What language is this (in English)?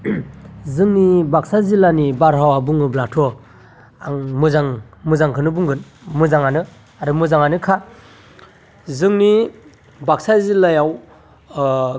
Bodo